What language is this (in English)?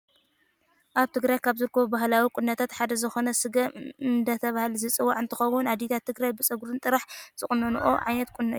Tigrinya